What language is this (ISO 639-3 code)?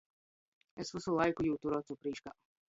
ltg